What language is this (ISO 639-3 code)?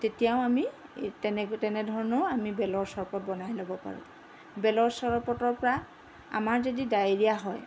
asm